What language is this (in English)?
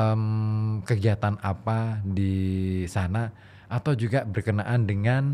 Indonesian